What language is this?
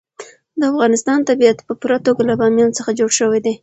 Pashto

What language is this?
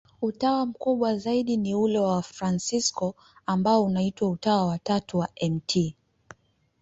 Swahili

